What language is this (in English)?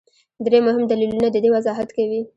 Pashto